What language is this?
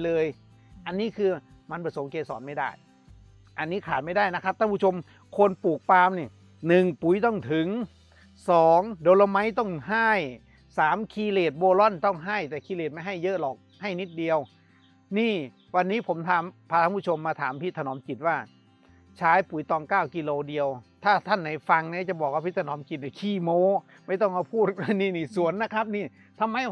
Thai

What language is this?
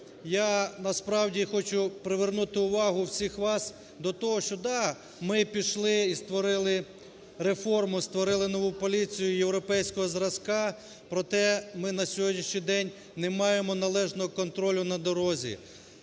Ukrainian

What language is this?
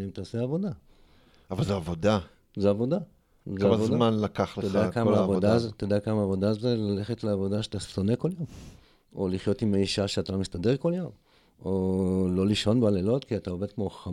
Hebrew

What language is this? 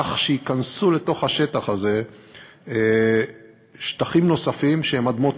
Hebrew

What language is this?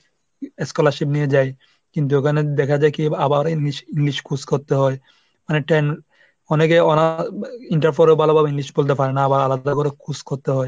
Bangla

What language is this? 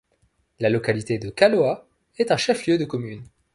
French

